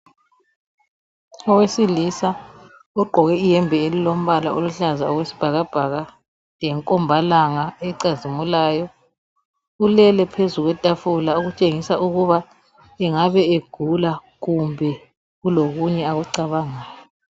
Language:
North Ndebele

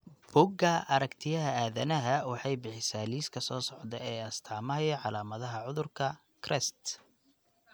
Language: Somali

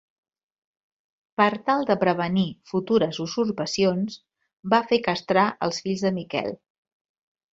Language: Catalan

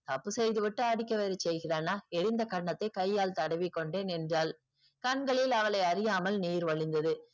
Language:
Tamil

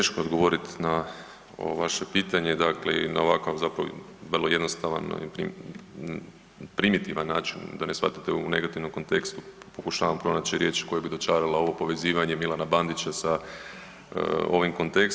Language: Croatian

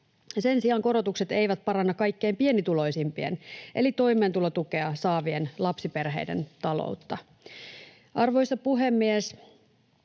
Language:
Finnish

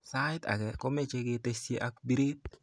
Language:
Kalenjin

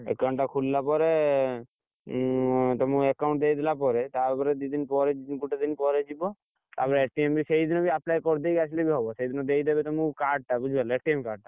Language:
Odia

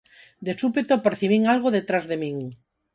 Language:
Galician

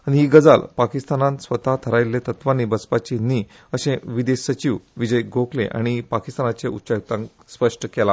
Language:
Konkani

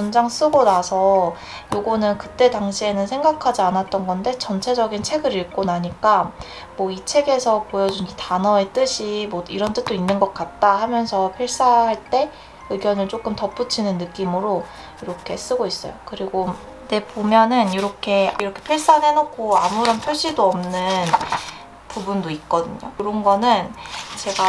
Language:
Korean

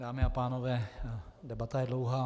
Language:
Czech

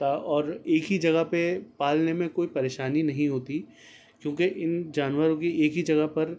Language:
Urdu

